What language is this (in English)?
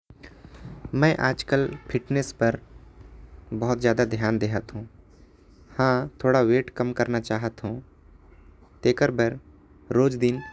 Korwa